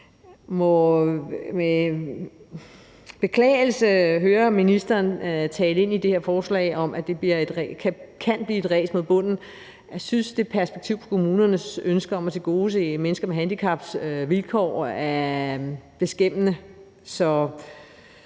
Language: Danish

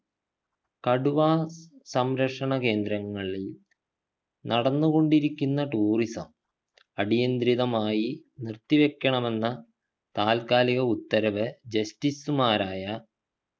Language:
Malayalam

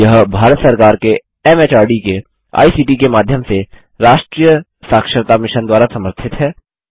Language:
Hindi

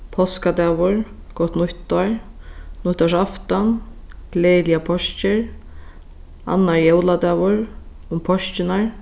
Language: Faroese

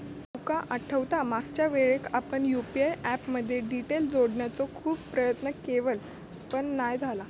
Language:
Marathi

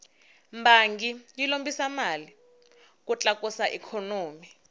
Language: Tsonga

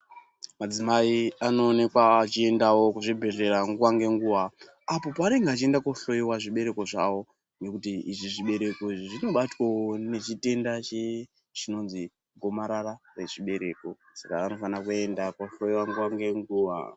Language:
Ndau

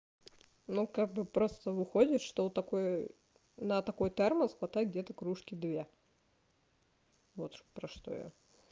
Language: Russian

